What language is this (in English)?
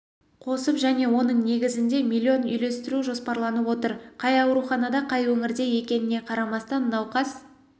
Kazakh